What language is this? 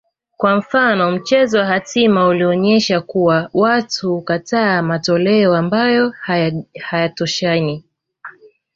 Swahili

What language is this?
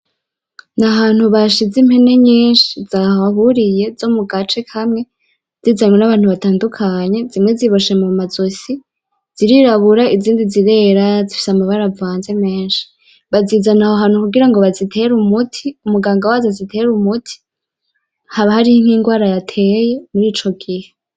Rundi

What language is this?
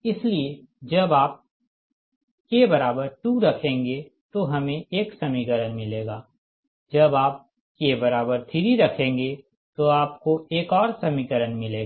Hindi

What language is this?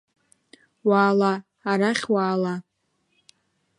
Abkhazian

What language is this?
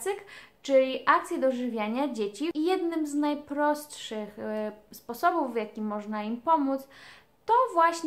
Polish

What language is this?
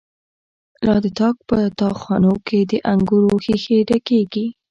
Pashto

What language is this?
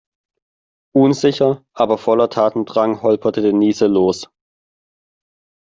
German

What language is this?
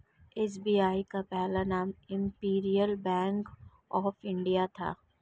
Hindi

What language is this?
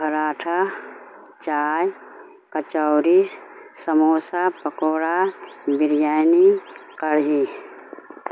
Urdu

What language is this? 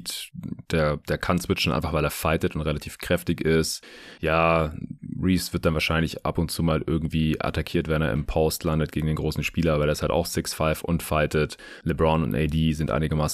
German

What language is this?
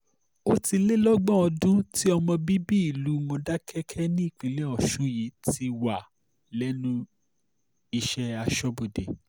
Yoruba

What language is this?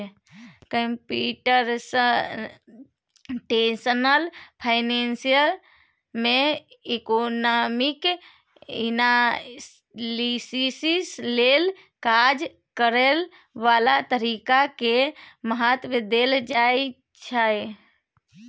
Maithili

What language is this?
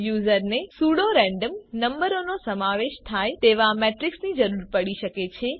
Gujarati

